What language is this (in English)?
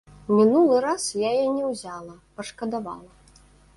Belarusian